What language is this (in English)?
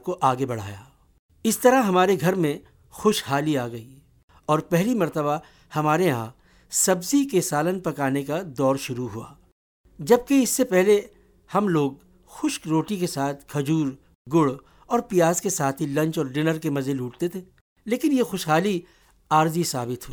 Urdu